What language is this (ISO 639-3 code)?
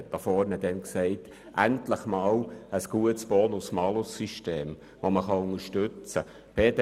gsw